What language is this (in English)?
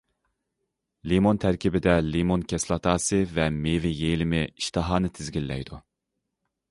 Uyghur